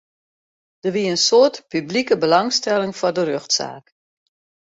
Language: Western Frisian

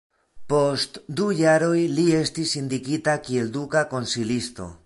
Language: Esperanto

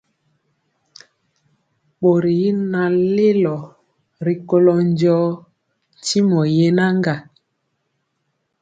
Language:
Mpiemo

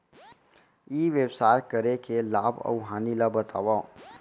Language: Chhattisgarhi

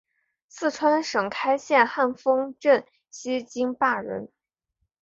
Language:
Chinese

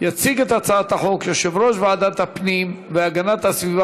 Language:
Hebrew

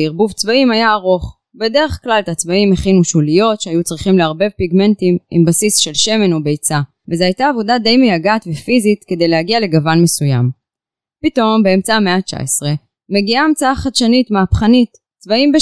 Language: Hebrew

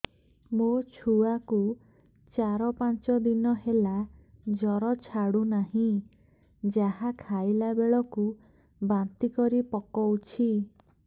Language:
Odia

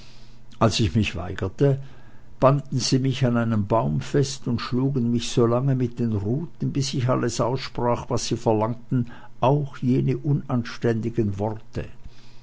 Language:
German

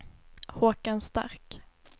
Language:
Swedish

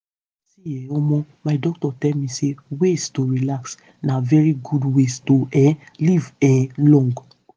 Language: Nigerian Pidgin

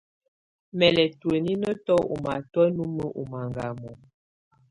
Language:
Tunen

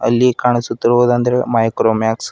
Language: Kannada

